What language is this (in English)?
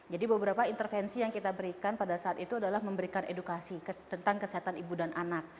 Indonesian